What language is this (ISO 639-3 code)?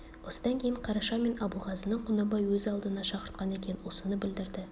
kaz